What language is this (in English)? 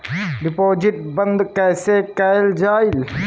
Bhojpuri